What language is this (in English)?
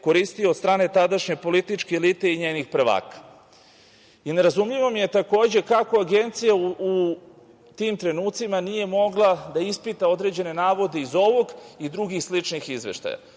Serbian